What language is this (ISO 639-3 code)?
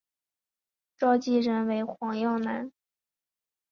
zho